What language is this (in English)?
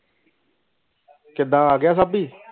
Punjabi